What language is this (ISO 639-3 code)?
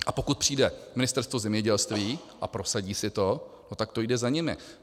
ces